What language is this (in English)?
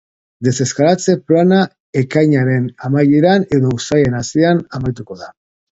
Basque